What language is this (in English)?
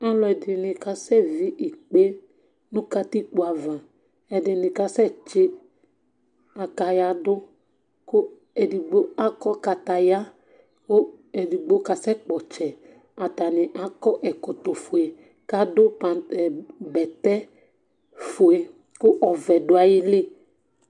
Ikposo